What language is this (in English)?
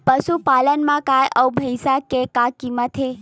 Chhattisgarhi